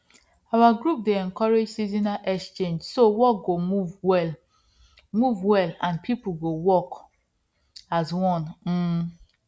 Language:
Nigerian Pidgin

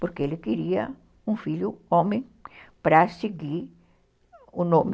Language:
Portuguese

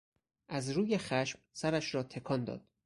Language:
Persian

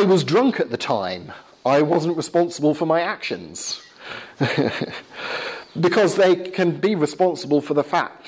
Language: English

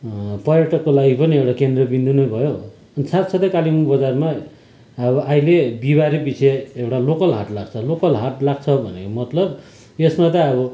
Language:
Nepali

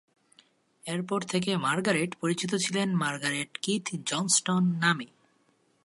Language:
Bangla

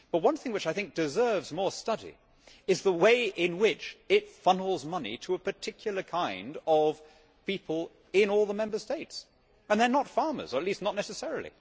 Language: English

